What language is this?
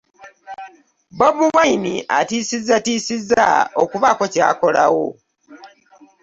Ganda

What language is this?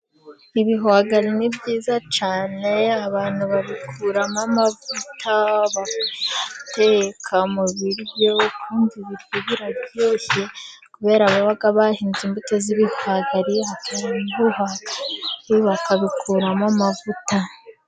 Kinyarwanda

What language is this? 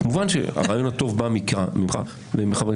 Hebrew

